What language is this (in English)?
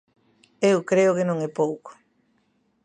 Galician